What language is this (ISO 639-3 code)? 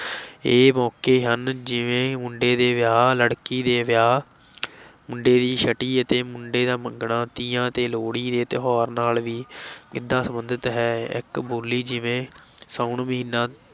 pan